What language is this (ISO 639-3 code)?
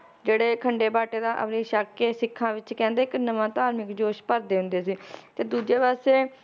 pan